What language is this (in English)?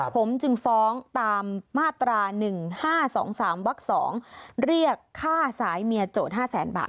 Thai